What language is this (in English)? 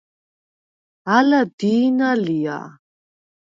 Svan